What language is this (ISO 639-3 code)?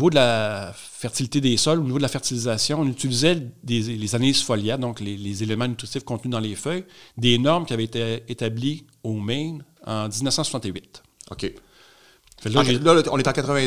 fra